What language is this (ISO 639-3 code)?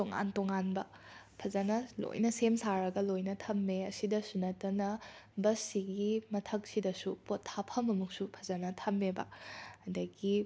mni